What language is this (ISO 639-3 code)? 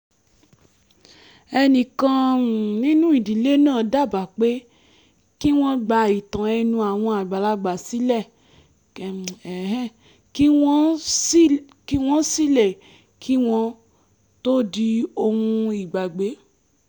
yor